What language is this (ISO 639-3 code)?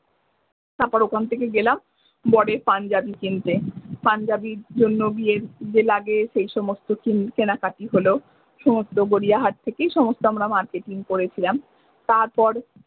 ben